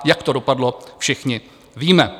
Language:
Czech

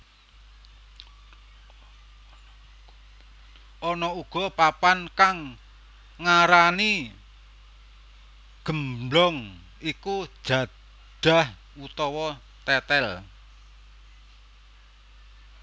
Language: Javanese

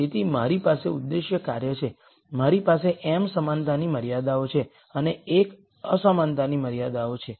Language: Gujarati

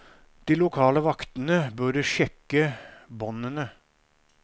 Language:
Norwegian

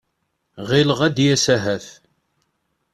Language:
Kabyle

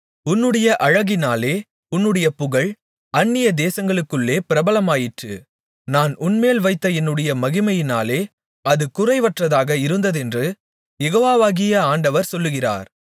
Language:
Tamil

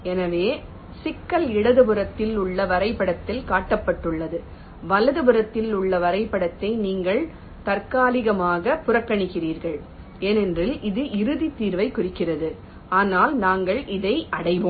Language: Tamil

